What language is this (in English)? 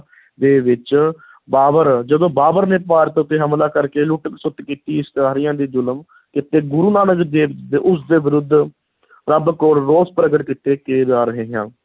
Punjabi